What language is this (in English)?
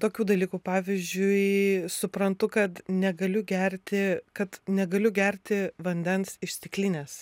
Lithuanian